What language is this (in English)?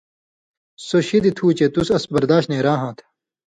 Indus Kohistani